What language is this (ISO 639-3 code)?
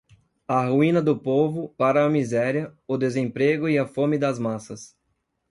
por